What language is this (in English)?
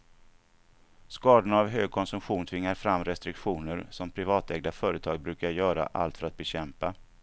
Swedish